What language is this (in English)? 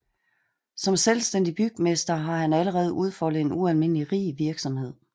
Danish